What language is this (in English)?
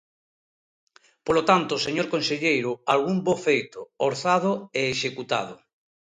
Galician